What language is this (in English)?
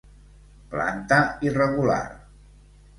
Catalan